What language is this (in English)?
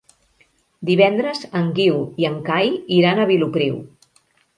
Catalan